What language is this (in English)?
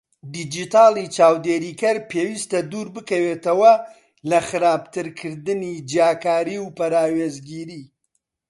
Central Kurdish